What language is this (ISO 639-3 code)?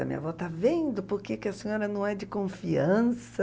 por